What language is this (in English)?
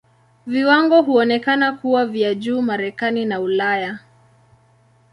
Swahili